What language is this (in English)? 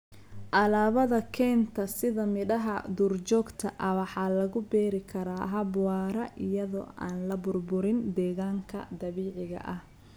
Somali